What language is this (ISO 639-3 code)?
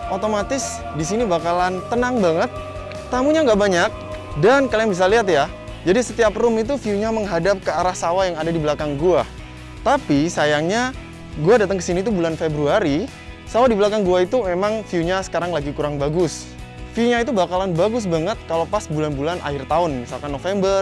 ind